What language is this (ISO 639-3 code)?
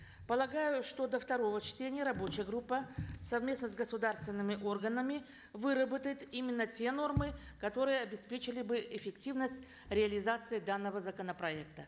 kaz